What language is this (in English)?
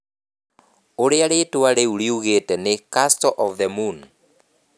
Kikuyu